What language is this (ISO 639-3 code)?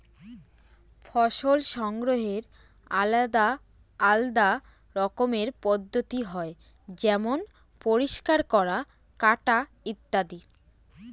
ben